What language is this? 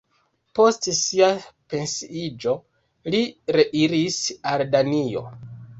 Esperanto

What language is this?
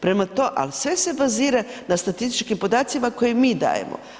Croatian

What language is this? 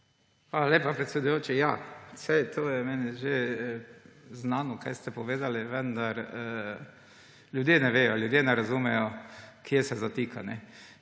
Slovenian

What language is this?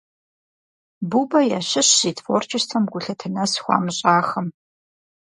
Kabardian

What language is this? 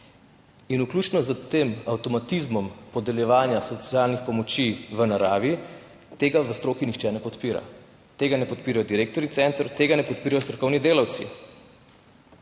Slovenian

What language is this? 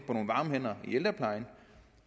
Danish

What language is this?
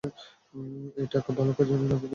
Bangla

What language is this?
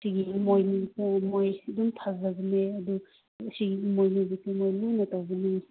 Manipuri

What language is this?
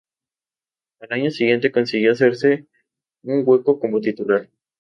Spanish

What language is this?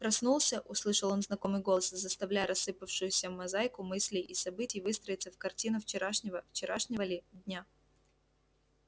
Russian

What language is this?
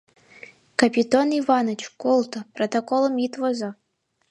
Mari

